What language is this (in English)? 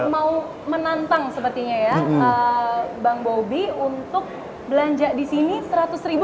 Indonesian